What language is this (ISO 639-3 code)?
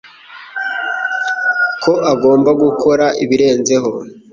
kin